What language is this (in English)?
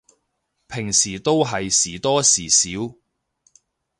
Cantonese